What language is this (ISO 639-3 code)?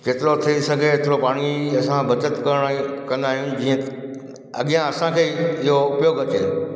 snd